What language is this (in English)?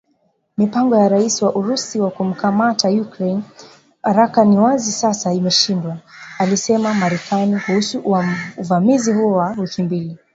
Swahili